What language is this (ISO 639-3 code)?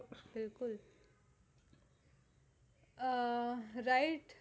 guj